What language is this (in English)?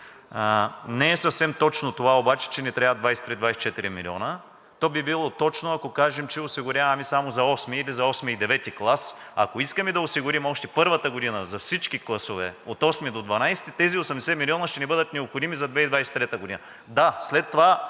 Bulgarian